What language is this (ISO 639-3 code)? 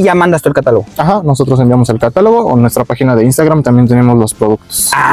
spa